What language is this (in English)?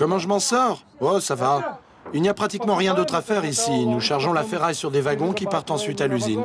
French